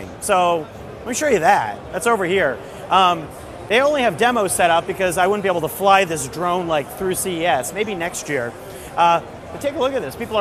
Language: English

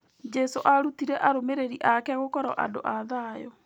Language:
Kikuyu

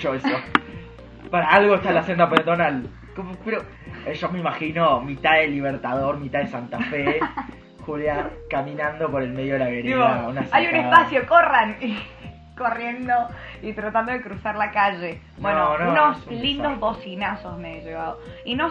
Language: Spanish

